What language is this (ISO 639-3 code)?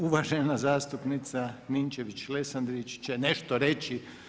hrv